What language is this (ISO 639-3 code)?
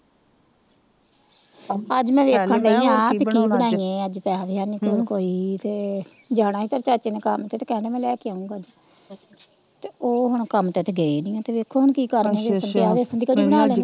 pan